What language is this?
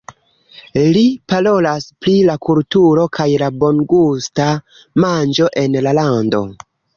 Esperanto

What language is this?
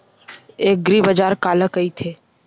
Chhattisgarhi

